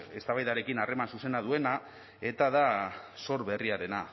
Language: Basque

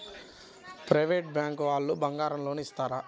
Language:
Telugu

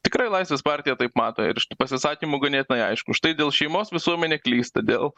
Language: Lithuanian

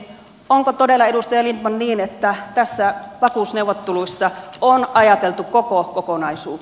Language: Finnish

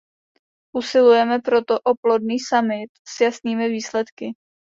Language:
Czech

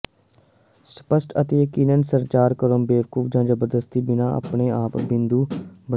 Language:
Punjabi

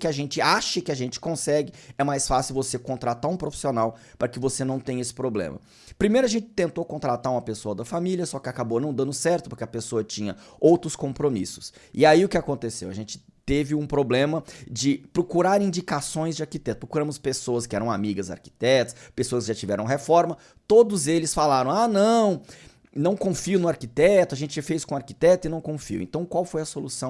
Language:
Portuguese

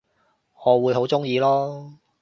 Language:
Cantonese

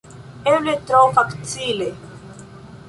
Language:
Esperanto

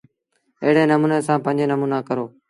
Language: Sindhi Bhil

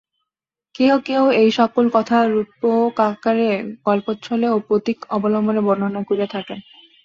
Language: Bangla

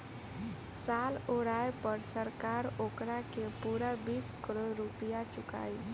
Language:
Bhojpuri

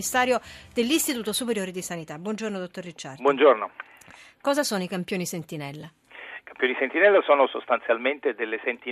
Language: Italian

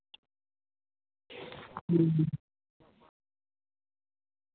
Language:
Santali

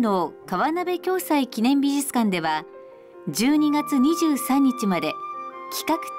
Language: Japanese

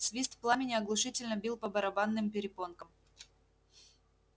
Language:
Russian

